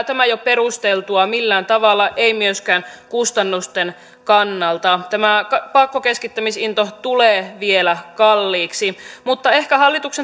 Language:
Finnish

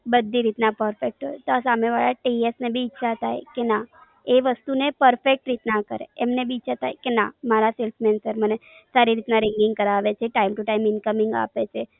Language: Gujarati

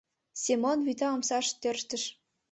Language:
Mari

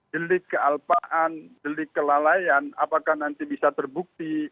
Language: Indonesian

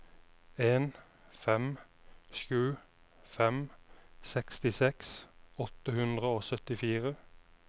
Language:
Norwegian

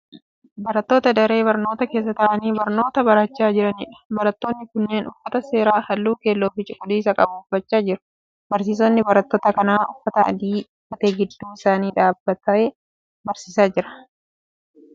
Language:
Oromo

